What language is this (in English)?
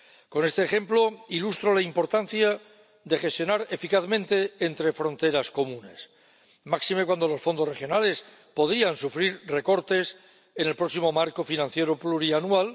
Spanish